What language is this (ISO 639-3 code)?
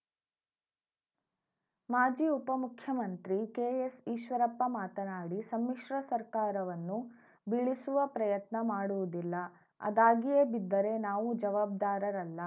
kan